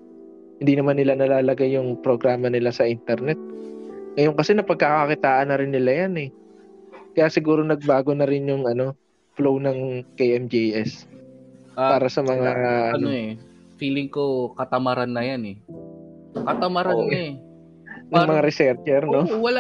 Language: Filipino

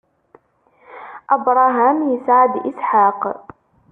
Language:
Kabyle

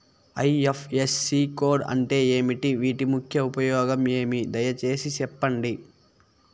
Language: Telugu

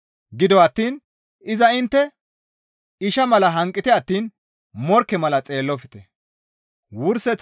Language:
Gamo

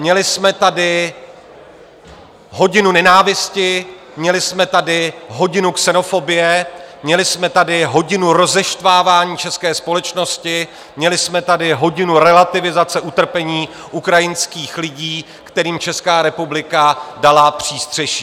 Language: Czech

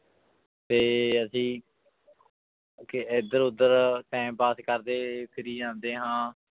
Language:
Punjabi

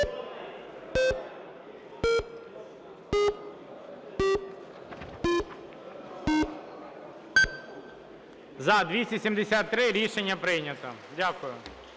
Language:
Ukrainian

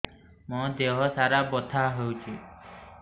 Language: Odia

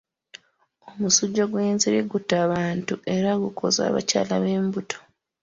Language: Ganda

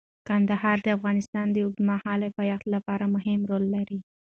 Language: Pashto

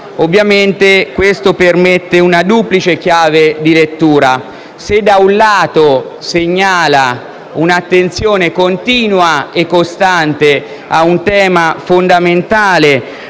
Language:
Italian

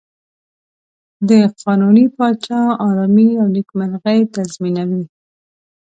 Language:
Pashto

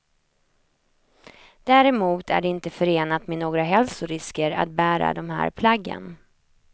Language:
Swedish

